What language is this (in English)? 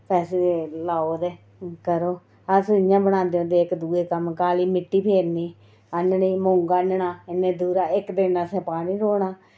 Dogri